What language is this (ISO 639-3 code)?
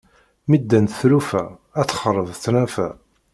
kab